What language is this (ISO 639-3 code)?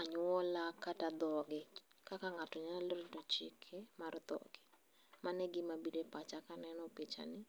luo